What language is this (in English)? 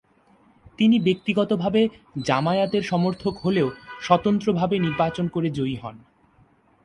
Bangla